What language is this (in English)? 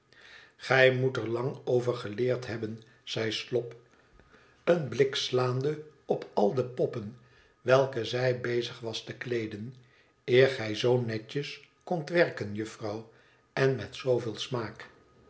Dutch